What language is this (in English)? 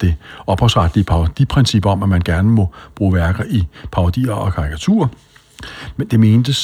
Danish